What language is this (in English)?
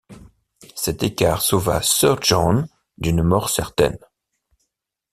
French